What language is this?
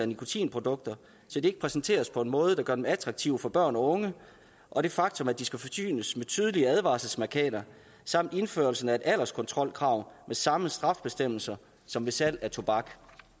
Danish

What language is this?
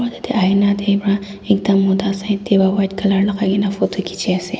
Naga Pidgin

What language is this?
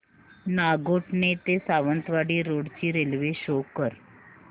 Marathi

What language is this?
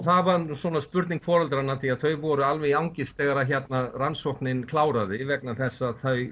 Icelandic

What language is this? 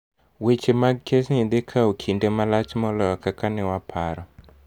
Luo (Kenya and Tanzania)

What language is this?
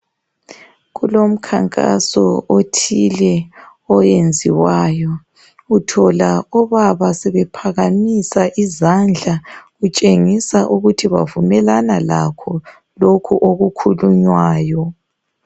North Ndebele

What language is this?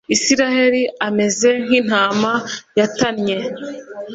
Kinyarwanda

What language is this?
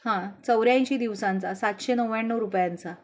Marathi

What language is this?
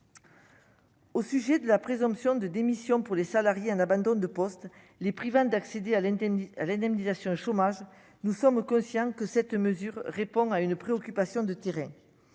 French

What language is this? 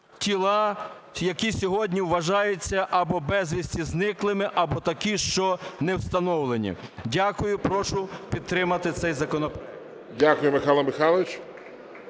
Ukrainian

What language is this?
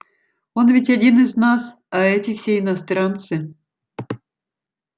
Russian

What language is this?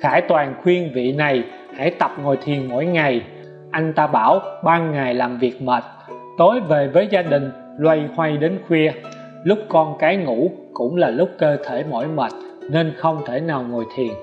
Vietnamese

